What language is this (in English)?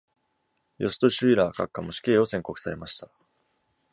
Japanese